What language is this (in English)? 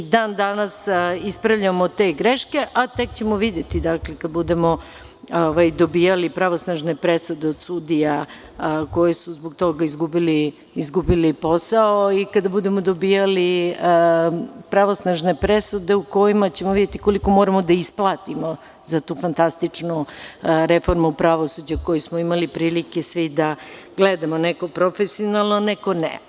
Serbian